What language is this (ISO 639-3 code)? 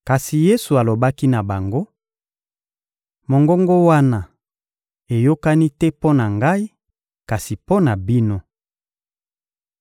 lin